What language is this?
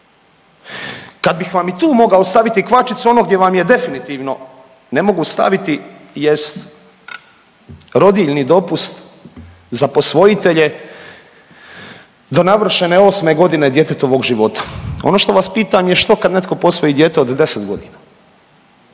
Croatian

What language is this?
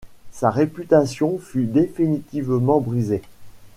French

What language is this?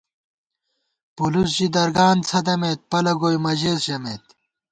Gawar-Bati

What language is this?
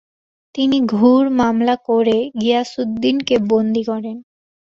Bangla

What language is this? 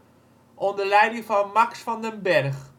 Dutch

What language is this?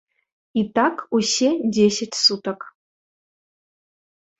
Belarusian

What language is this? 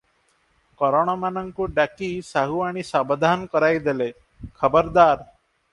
Odia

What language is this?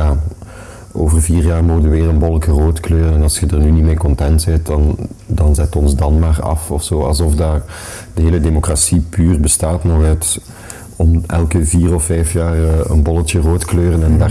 Dutch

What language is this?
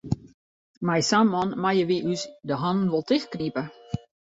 Western Frisian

